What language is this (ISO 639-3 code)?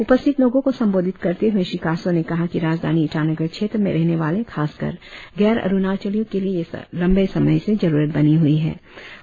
hin